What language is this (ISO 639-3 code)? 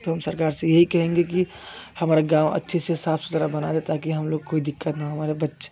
hin